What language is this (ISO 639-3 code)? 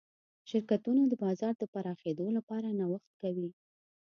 pus